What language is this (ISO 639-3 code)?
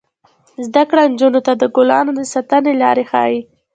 pus